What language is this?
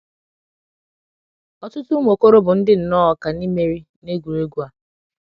Igbo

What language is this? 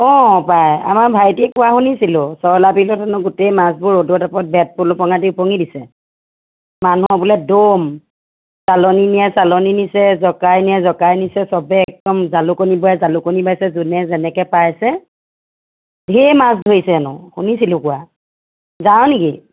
Assamese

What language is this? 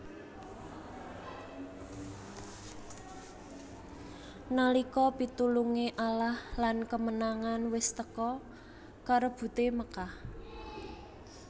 Javanese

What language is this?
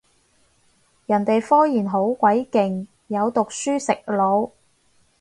Cantonese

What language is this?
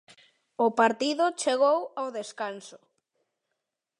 Galician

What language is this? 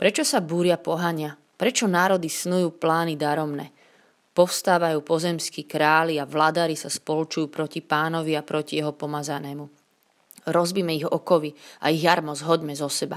Slovak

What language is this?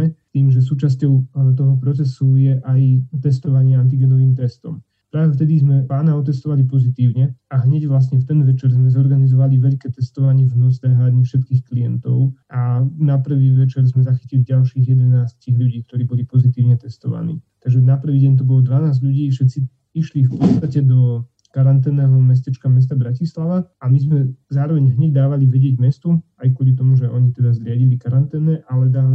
Slovak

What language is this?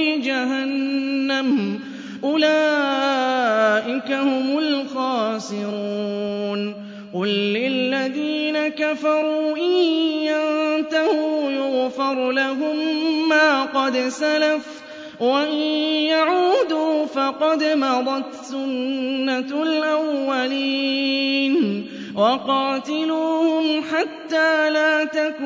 Arabic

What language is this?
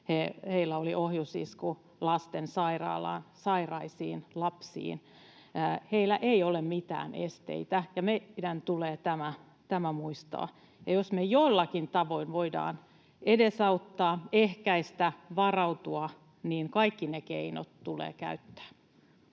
Finnish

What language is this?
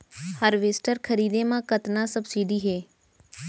Chhattisgarhi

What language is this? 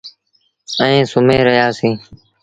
Sindhi Bhil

